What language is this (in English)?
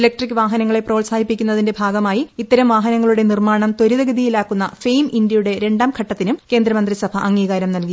Malayalam